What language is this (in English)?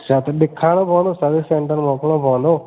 Sindhi